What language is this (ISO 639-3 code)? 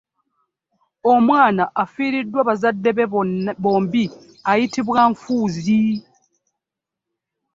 lug